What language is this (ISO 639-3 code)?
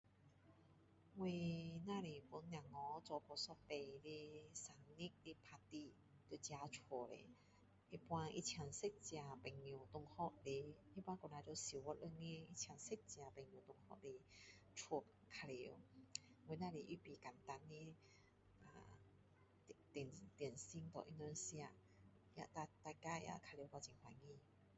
cdo